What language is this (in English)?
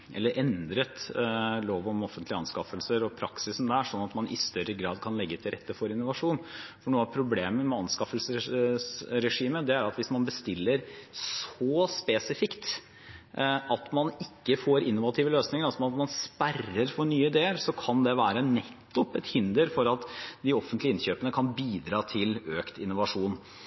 Norwegian Bokmål